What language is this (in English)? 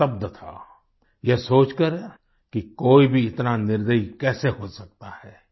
Hindi